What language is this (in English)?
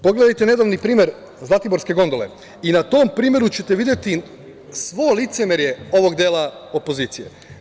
Serbian